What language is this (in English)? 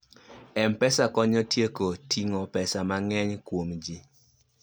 Luo (Kenya and Tanzania)